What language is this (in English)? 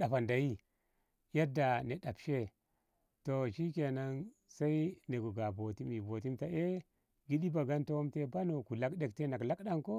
Ngamo